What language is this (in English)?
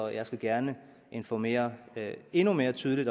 Danish